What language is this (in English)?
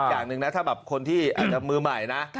Thai